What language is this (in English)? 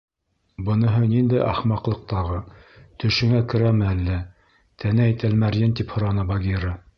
Bashkir